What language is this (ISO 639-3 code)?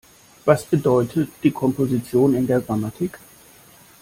deu